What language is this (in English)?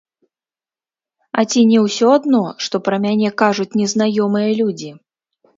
Belarusian